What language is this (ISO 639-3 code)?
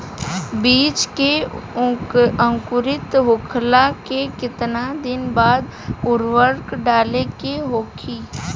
bho